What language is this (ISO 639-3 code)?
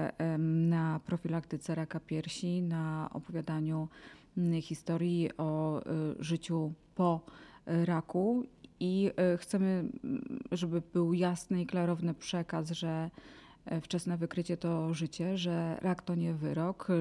pol